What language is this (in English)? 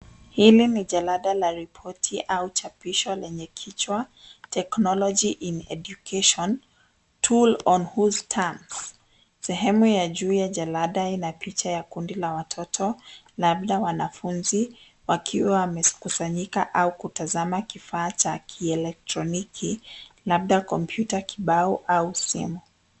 Swahili